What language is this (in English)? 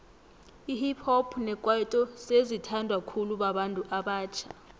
South Ndebele